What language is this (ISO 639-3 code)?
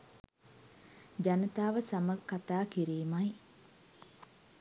sin